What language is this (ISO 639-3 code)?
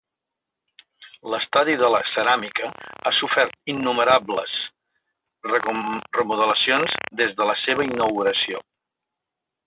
cat